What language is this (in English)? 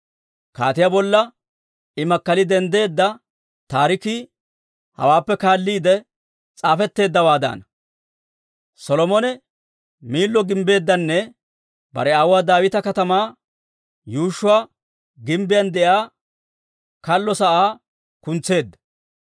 Dawro